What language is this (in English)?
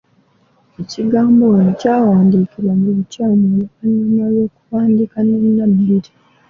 Ganda